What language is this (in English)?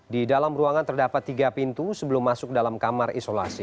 Indonesian